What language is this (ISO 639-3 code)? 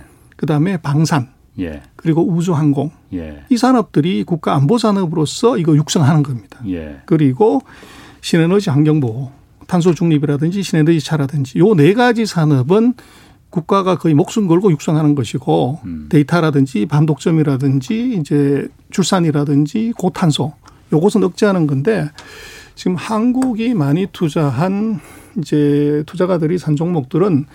kor